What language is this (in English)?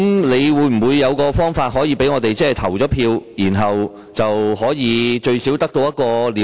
Cantonese